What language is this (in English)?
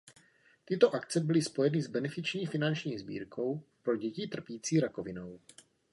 Czech